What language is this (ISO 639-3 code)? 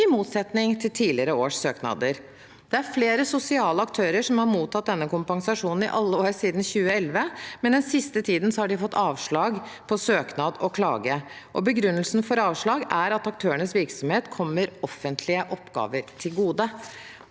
nor